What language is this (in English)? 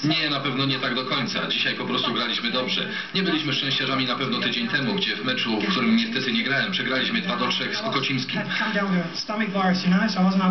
Polish